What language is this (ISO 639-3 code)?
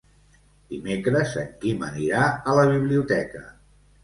cat